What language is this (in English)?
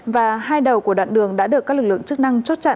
Vietnamese